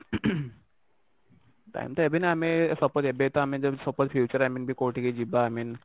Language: Odia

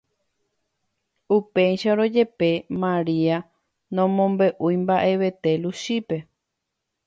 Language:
Guarani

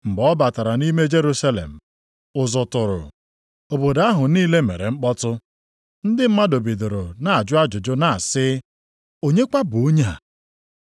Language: Igbo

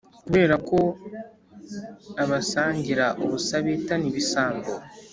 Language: Kinyarwanda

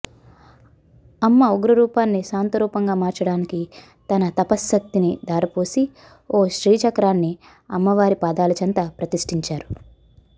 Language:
Telugu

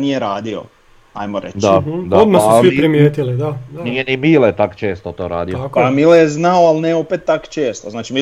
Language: Croatian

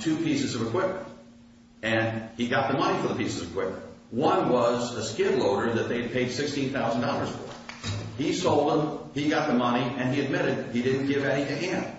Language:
English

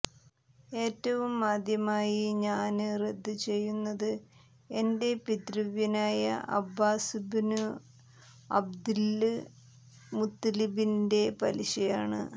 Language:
Malayalam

